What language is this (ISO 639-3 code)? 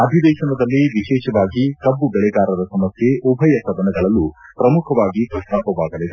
kan